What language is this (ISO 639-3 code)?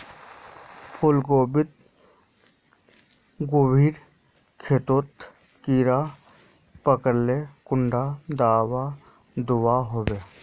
mag